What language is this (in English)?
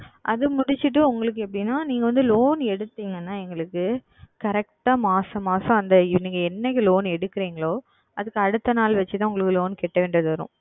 Tamil